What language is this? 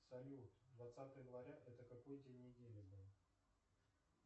Russian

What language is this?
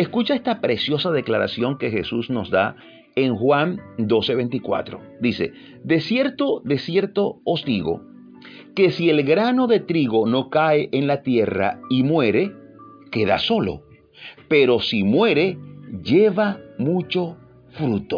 Spanish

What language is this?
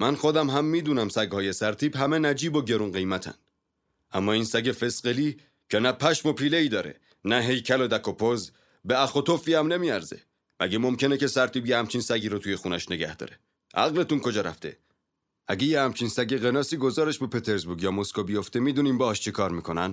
Persian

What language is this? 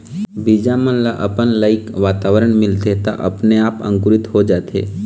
Chhattisgarhi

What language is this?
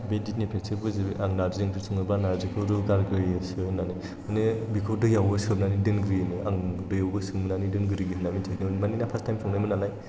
Bodo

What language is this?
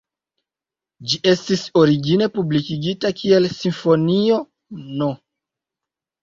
Esperanto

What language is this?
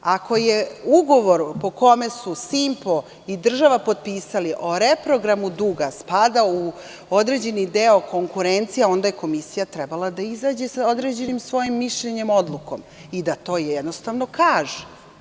Serbian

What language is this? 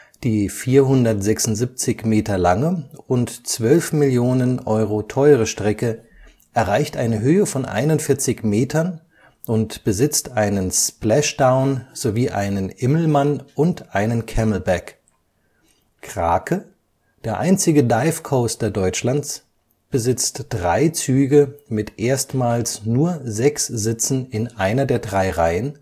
German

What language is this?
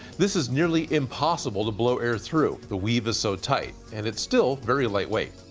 English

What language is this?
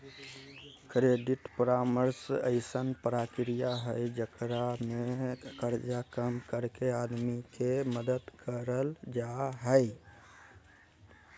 Magahi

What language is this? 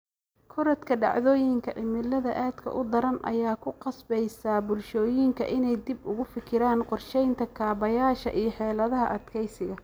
Somali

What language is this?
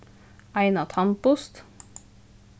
Faroese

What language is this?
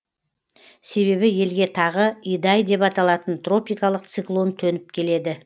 Kazakh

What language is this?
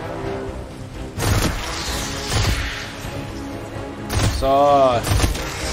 German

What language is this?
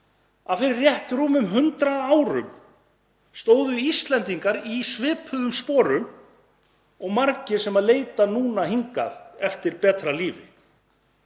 Icelandic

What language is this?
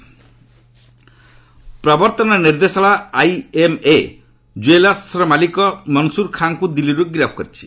Odia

